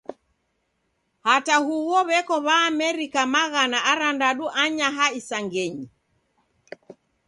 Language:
Taita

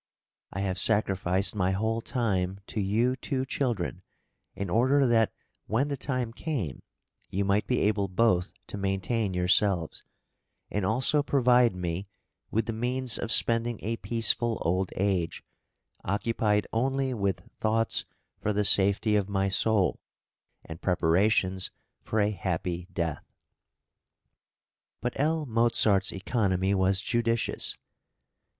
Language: English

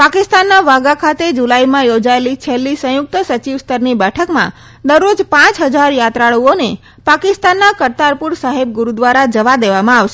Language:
Gujarati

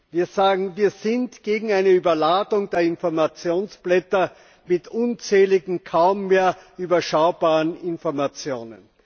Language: German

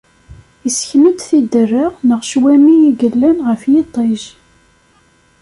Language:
Kabyle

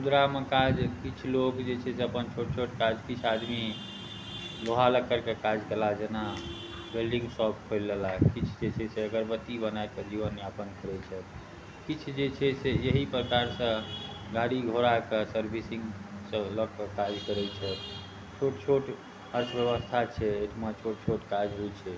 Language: Maithili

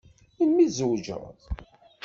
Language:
Kabyle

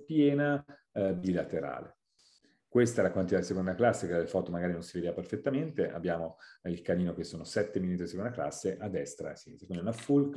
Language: Italian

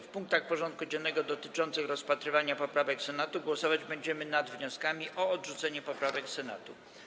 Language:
Polish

